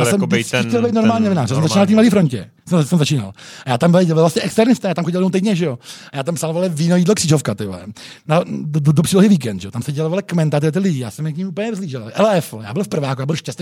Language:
Czech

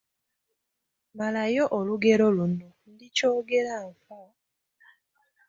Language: Ganda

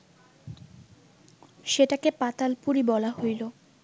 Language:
Bangla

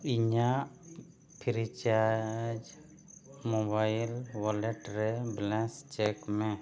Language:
Santali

